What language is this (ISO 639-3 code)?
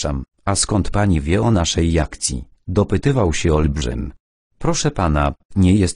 pol